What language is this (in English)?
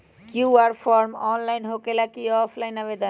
Magahi